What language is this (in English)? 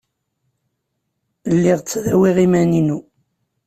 Kabyle